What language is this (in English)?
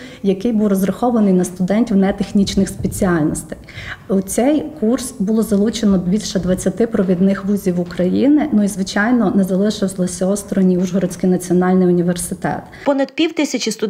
Ukrainian